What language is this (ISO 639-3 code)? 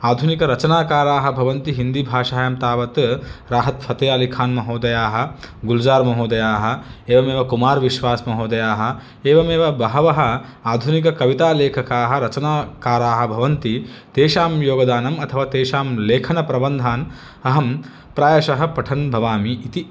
san